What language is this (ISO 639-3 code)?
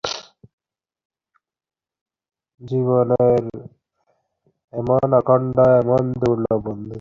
ben